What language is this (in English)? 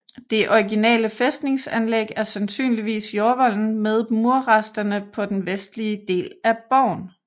Danish